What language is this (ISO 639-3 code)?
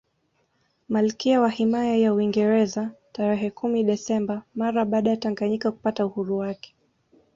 swa